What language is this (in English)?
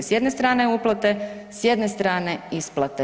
Croatian